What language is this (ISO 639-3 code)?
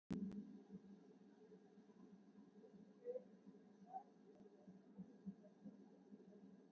isl